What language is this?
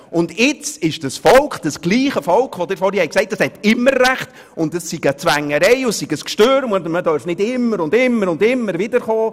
Swiss German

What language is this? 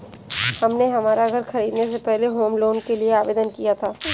Hindi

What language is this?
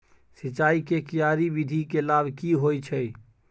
Maithili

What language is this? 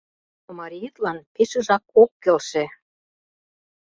Mari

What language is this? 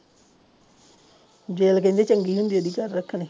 Punjabi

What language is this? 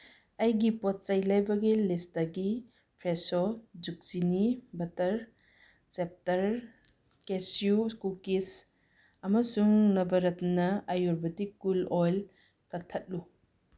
Manipuri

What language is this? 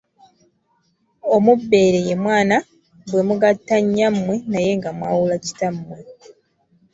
Ganda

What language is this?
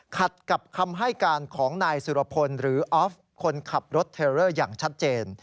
Thai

